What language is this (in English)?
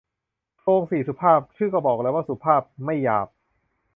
Thai